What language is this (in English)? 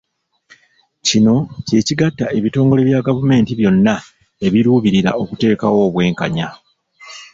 Ganda